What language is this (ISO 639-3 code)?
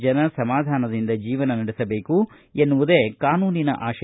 kan